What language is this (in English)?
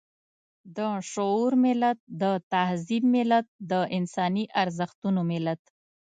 Pashto